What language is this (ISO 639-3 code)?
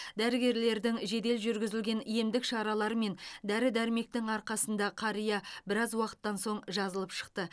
kaz